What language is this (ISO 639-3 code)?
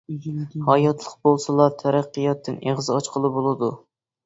uig